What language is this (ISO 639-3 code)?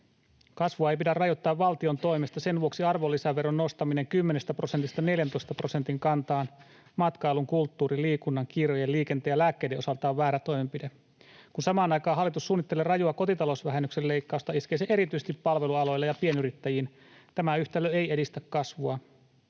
fin